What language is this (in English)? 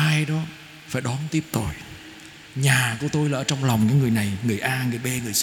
Vietnamese